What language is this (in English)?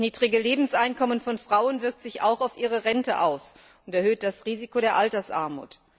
German